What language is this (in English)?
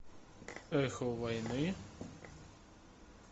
Russian